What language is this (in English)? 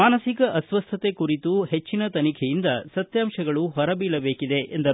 Kannada